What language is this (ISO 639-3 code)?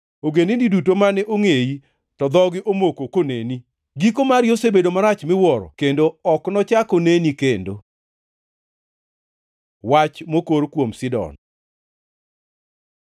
luo